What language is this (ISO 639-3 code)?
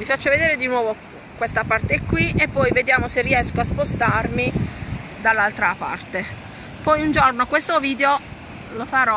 ita